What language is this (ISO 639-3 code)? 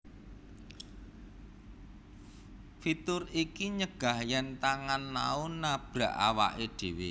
jav